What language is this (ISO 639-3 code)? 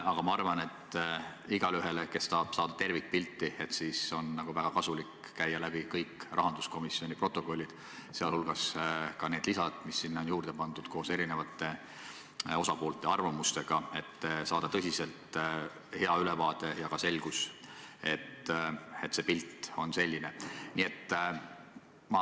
est